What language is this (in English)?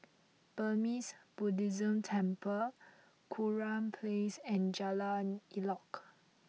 English